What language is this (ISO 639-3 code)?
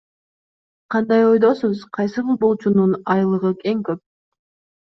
kir